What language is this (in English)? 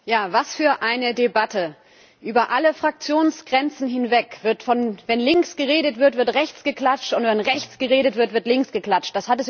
German